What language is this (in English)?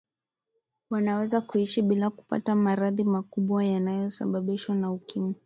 Swahili